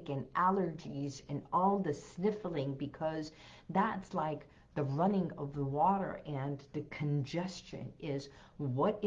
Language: English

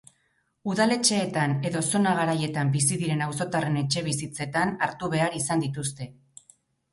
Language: Basque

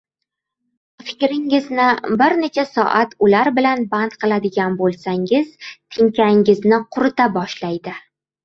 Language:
Uzbek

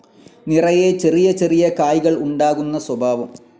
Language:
Malayalam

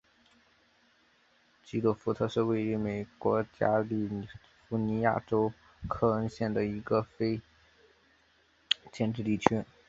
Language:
Chinese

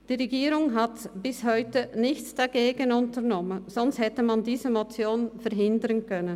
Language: Swiss German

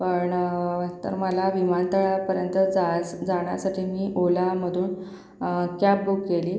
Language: Marathi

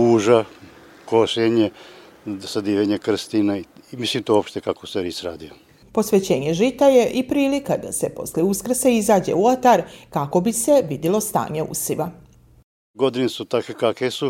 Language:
Croatian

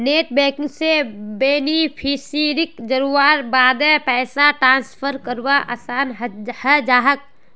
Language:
Magahi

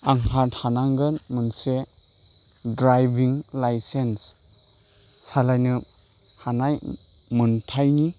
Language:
Bodo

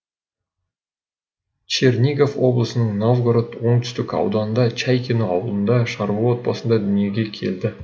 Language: Kazakh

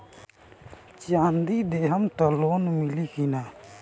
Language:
Bhojpuri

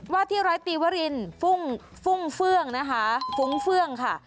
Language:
Thai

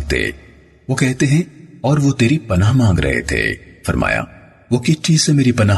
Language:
Urdu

